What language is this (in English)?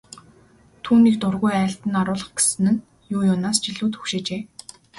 Mongolian